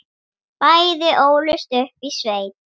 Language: Icelandic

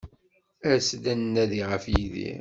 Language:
Kabyle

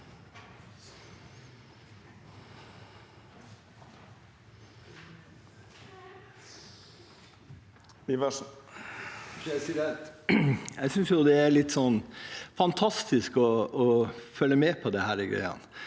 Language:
Norwegian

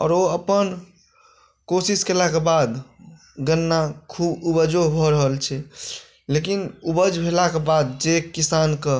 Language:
Maithili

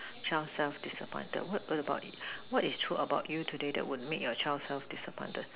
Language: English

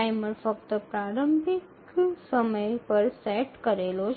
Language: Gujarati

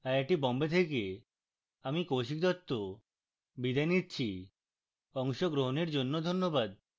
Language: Bangla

